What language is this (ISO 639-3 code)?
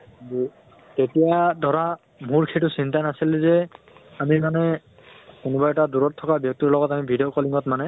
asm